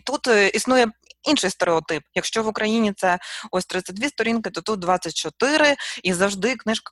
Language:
Ukrainian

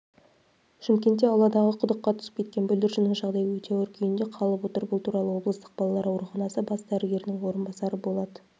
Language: Kazakh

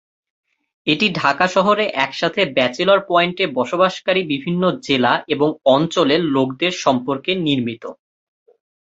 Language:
Bangla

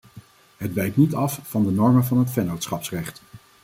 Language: Dutch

